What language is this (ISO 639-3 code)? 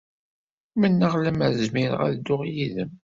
kab